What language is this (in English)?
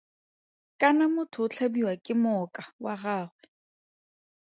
Tswana